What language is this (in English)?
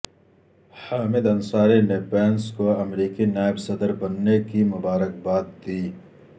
Urdu